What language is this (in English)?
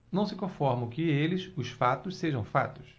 Portuguese